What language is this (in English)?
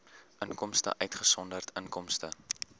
Afrikaans